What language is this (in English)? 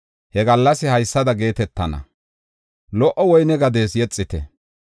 Gofa